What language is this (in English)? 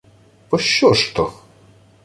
Ukrainian